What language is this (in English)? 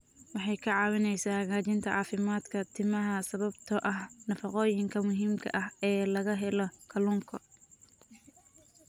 Somali